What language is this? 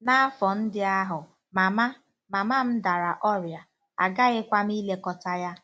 Igbo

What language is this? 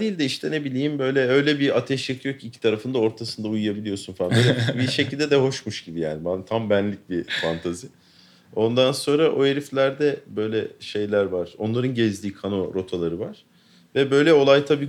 Turkish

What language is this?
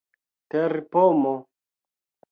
Esperanto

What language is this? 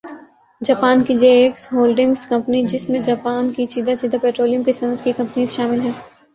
Urdu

